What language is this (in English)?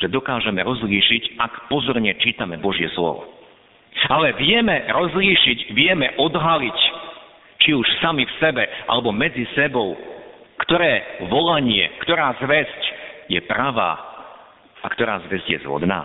Slovak